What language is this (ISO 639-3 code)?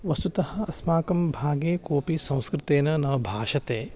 san